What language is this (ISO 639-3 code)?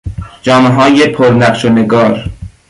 fas